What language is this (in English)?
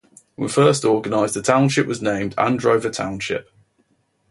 English